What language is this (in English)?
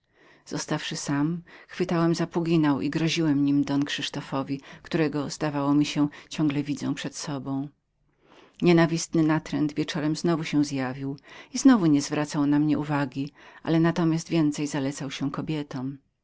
Polish